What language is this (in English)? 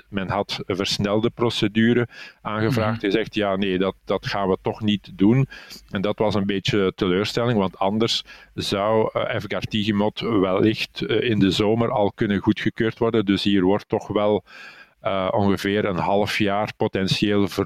Dutch